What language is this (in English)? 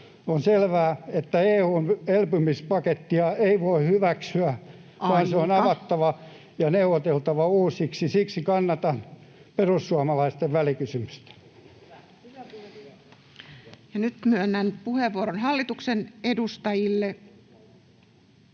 Finnish